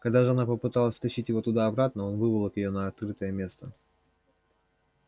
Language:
Russian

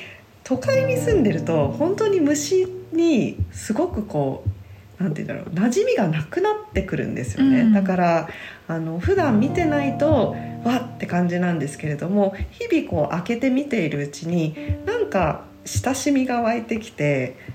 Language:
Japanese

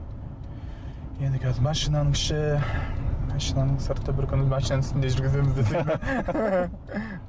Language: Kazakh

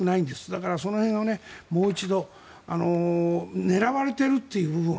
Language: Japanese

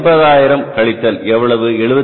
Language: Tamil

